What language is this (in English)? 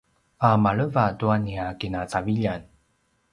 Paiwan